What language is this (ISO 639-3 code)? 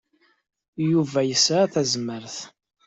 kab